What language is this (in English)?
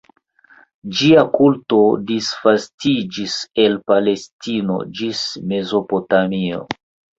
Esperanto